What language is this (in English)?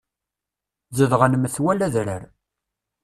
Kabyle